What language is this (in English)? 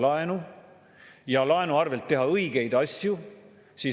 Estonian